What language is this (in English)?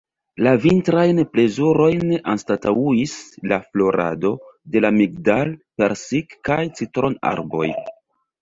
Esperanto